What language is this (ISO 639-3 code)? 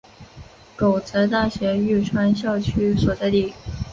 zho